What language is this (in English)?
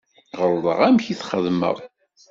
Kabyle